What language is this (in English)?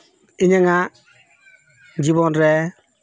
Santali